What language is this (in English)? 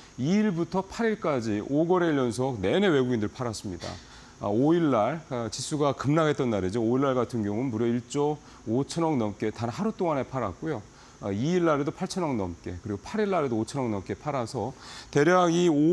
Korean